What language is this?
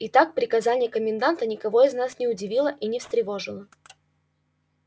Russian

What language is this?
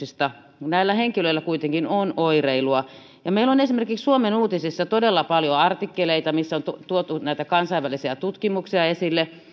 Finnish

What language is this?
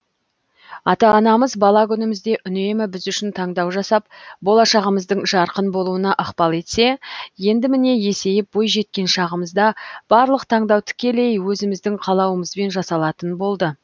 Kazakh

